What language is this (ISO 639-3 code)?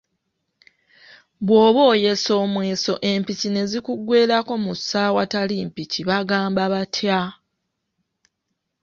lug